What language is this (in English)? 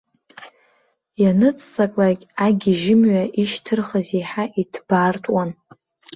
Abkhazian